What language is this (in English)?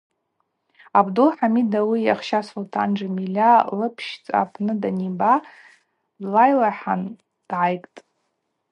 Abaza